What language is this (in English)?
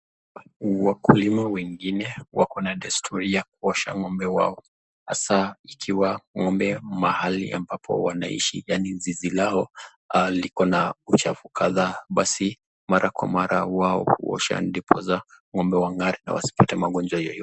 Swahili